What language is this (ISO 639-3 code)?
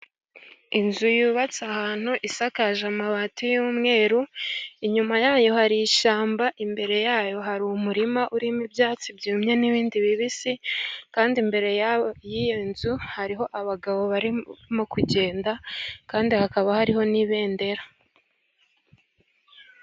kin